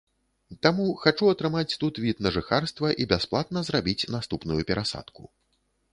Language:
Belarusian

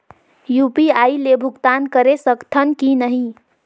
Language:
Chhattisgarhi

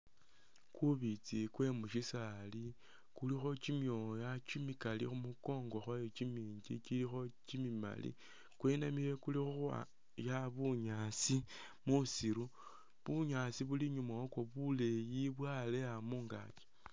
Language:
Masaaba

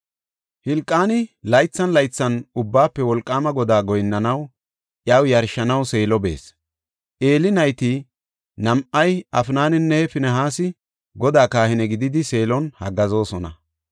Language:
Gofa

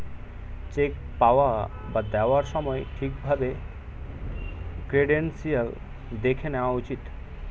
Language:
Bangla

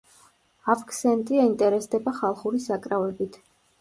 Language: Georgian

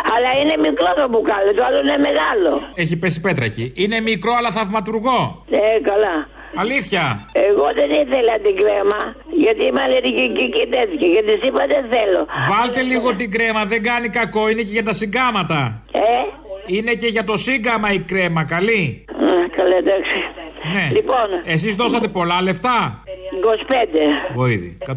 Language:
Greek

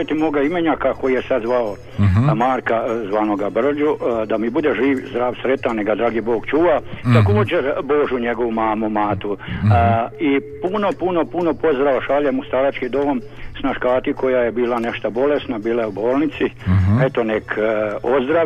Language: Croatian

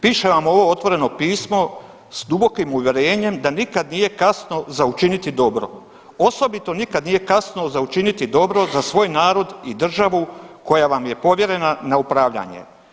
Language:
Croatian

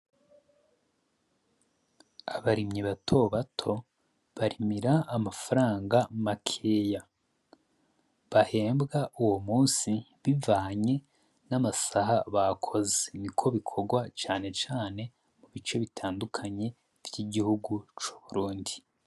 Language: Rundi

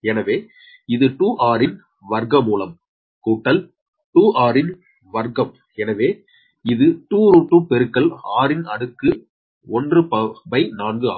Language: Tamil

